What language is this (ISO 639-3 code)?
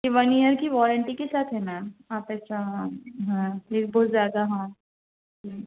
urd